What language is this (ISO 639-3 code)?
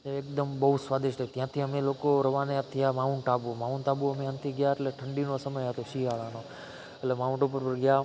guj